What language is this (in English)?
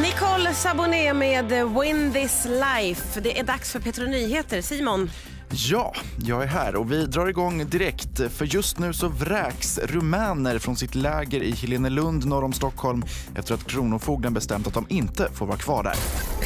Swedish